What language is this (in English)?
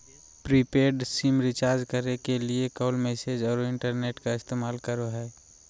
Magahi